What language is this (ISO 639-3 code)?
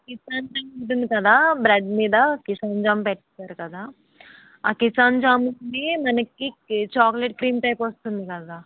tel